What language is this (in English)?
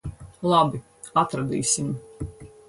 Latvian